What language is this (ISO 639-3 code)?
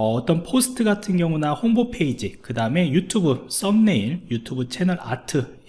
kor